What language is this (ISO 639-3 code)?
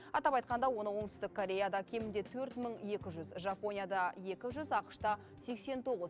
kaz